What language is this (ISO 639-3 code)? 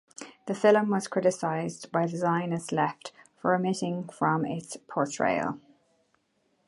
eng